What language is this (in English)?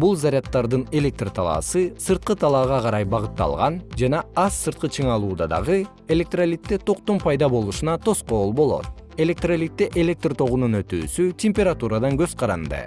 Kyrgyz